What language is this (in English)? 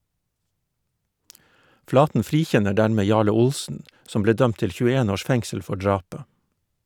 Norwegian